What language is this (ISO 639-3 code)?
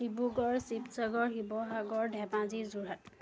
asm